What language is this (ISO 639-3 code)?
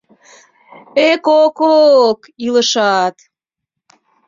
chm